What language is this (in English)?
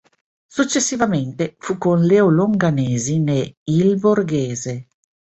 Italian